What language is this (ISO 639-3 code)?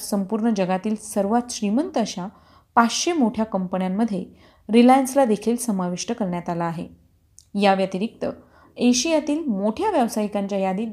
mar